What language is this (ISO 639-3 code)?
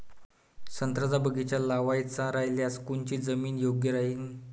mar